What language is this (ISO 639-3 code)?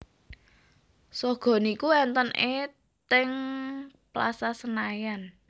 jav